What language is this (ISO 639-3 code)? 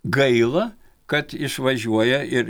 lit